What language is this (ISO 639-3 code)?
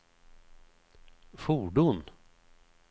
swe